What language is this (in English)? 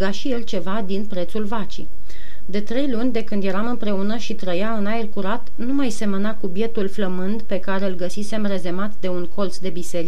Romanian